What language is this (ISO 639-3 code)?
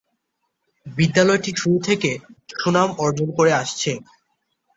ben